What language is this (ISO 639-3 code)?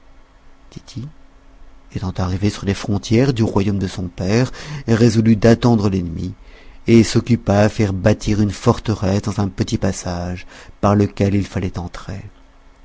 fra